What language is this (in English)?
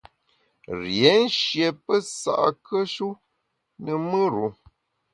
Bamun